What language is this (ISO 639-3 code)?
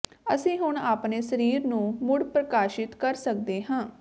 pan